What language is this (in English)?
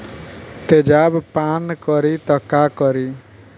Bhojpuri